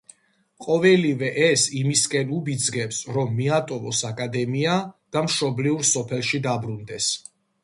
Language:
Georgian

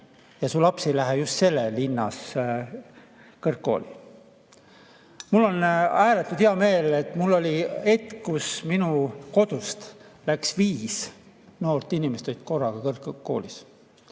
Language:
Estonian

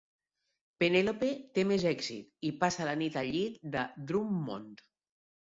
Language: Catalan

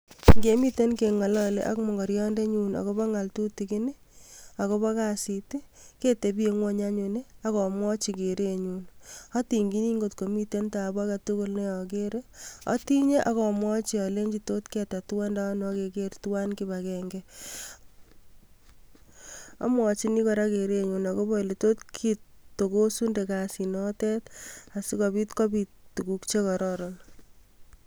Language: Kalenjin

